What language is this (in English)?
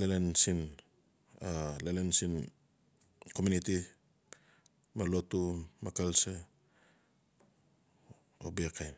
Notsi